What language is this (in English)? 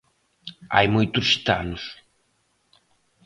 Galician